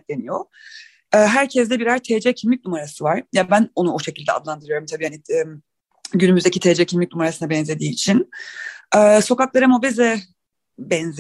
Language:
Turkish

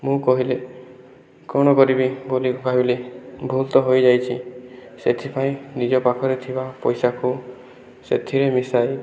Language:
Odia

